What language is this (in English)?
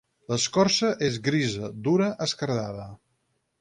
Catalan